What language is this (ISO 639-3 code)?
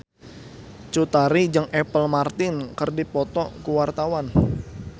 sun